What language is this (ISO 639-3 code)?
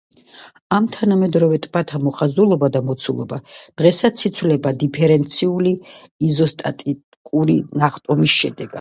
kat